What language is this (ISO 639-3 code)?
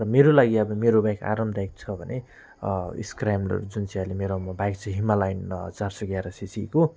nep